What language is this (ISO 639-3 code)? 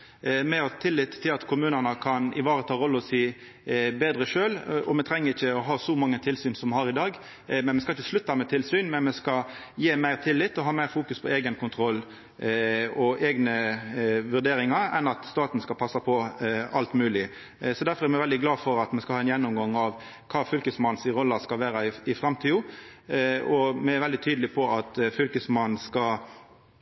nno